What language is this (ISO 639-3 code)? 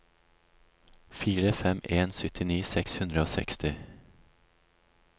nor